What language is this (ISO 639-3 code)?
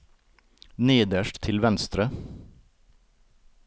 nor